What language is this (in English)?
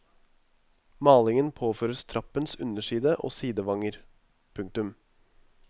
Norwegian